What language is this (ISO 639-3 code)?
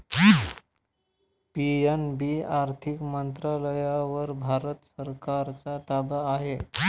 mar